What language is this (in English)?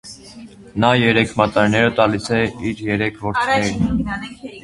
Armenian